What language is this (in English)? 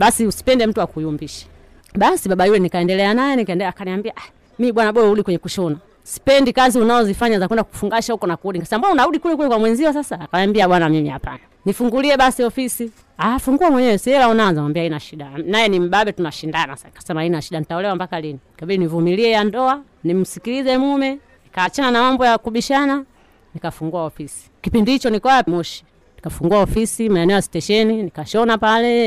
Swahili